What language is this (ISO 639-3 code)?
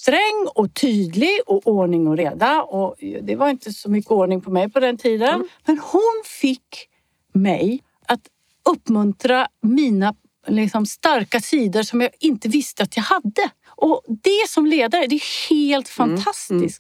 swe